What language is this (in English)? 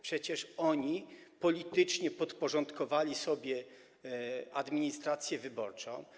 Polish